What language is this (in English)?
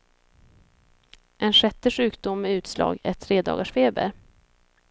Swedish